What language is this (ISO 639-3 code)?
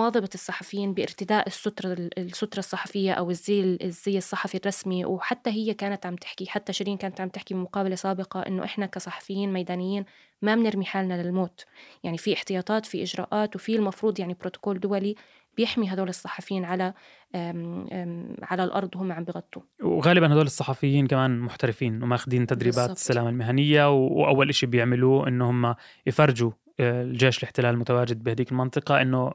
ara